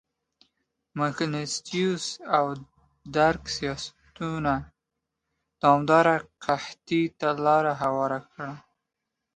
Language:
Pashto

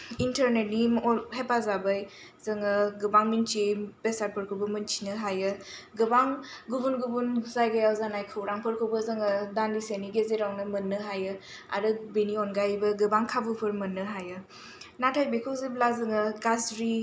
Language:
Bodo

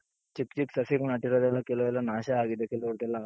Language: Kannada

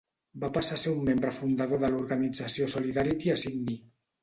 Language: Catalan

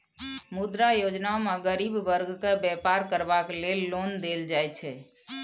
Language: Maithili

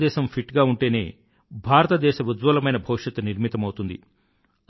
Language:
Telugu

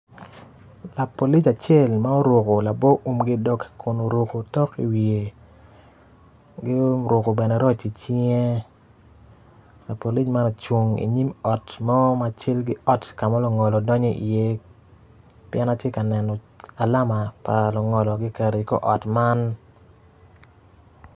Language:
Acoli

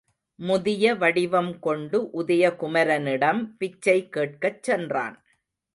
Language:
Tamil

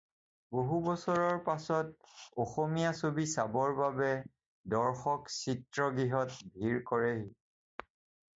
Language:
Assamese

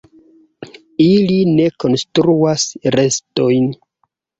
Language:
Esperanto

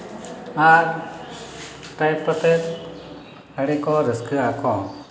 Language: Santali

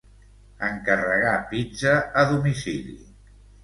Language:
Catalan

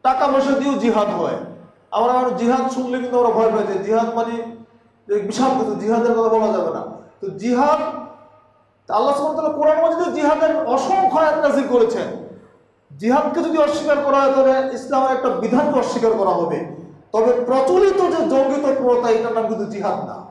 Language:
Turkish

